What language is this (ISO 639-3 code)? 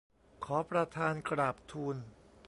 tha